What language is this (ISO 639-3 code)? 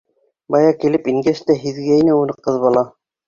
bak